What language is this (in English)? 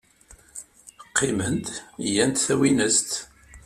Kabyle